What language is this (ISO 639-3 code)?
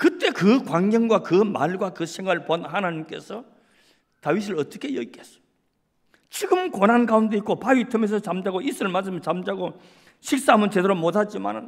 kor